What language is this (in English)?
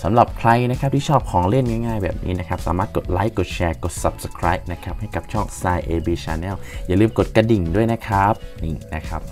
Thai